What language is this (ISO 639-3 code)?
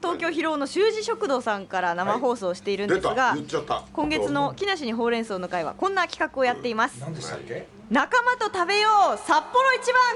jpn